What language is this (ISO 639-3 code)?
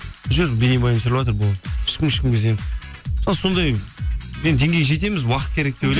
kaz